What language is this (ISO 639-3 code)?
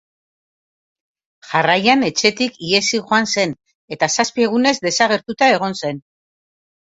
eus